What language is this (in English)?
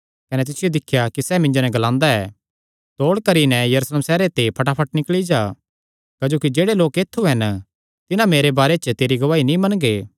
Kangri